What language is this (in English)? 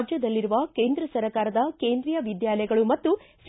Kannada